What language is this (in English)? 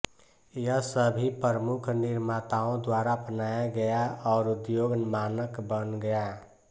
Hindi